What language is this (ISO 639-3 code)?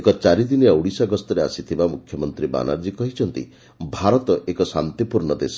ori